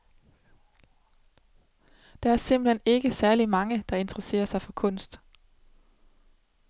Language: Danish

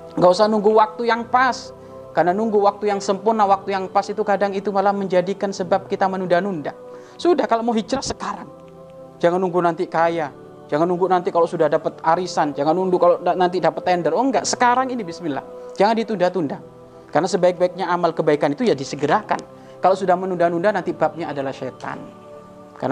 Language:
Indonesian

